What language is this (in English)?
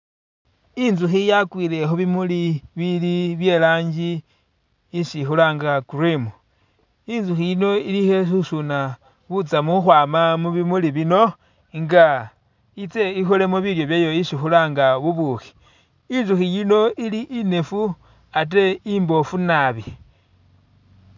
Masaaba